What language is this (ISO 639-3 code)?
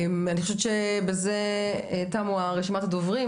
heb